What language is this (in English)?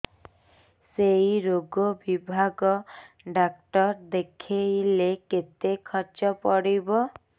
Odia